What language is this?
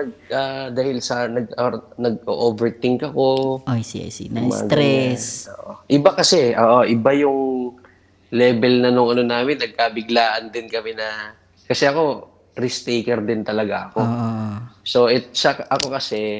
Filipino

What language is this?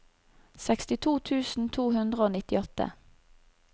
Norwegian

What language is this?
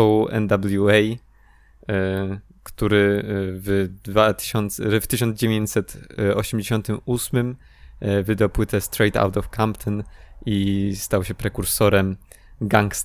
Polish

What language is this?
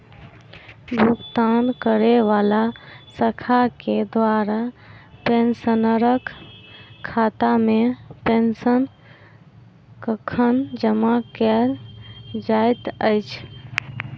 Maithili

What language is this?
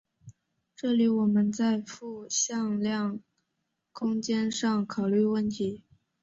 Chinese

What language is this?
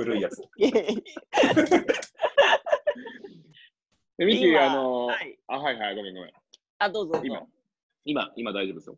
Japanese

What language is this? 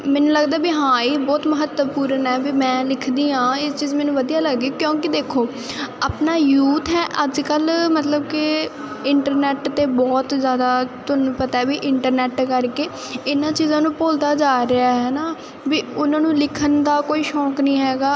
Punjabi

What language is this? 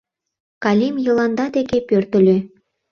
Mari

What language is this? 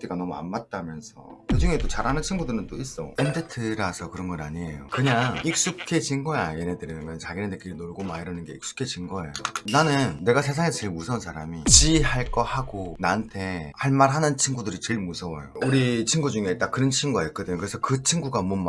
Korean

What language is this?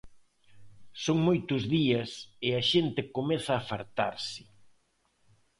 Galician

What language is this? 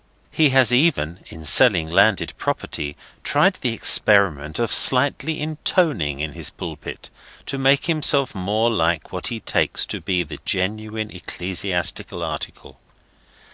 English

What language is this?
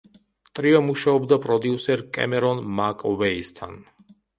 Georgian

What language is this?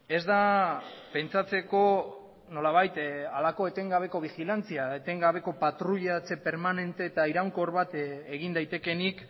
Basque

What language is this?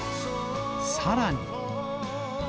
Japanese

